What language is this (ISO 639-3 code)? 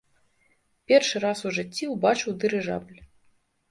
bel